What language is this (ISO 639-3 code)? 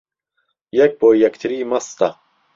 ckb